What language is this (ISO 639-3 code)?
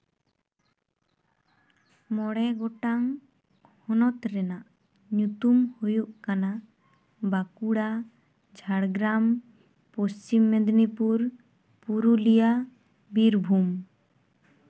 sat